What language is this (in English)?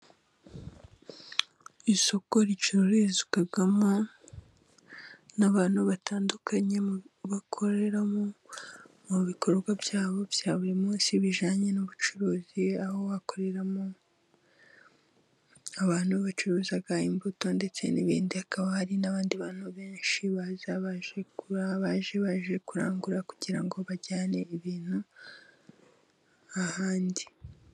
Kinyarwanda